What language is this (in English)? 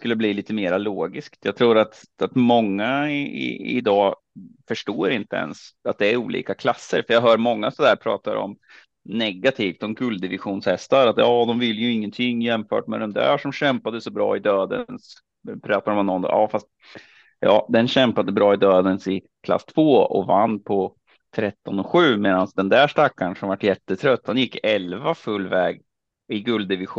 Swedish